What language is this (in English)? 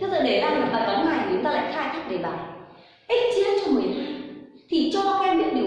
Vietnamese